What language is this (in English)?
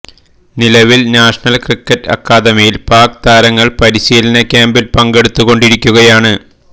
Malayalam